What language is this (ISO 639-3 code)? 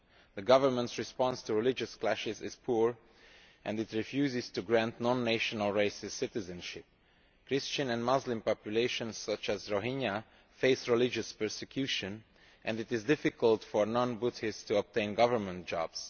eng